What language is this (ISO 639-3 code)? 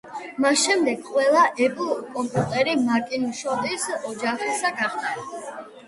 kat